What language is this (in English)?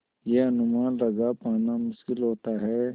Hindi